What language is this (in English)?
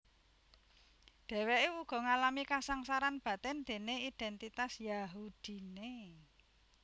Javanese